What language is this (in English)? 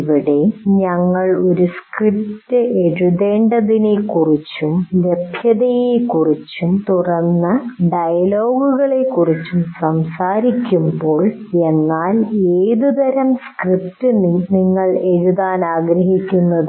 Malayalam